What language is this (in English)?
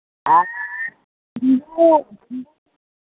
Santali